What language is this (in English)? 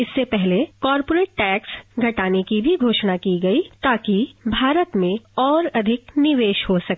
Hindi